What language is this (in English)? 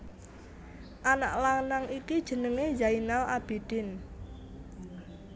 Javanese